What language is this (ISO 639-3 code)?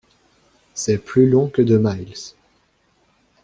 fra